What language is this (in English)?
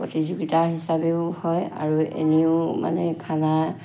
Assamese